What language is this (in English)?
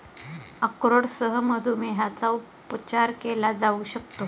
Marathi